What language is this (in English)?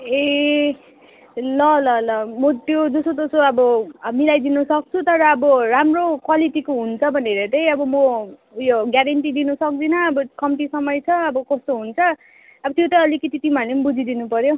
Nepali